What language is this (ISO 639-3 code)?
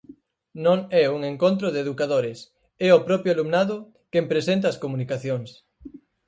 glg